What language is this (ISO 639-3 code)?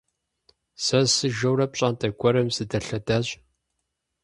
kbd